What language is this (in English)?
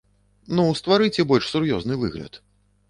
Belarusian